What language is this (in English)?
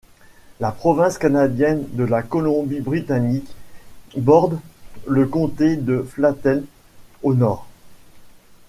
French